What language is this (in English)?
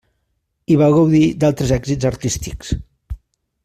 Catalan